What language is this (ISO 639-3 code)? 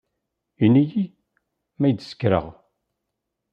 kab